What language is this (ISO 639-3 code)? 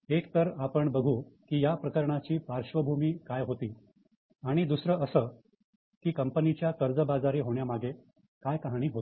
mar